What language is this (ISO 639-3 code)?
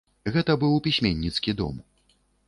bel